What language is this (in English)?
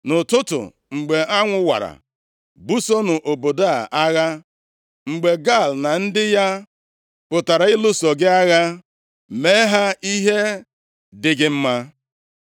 Igbo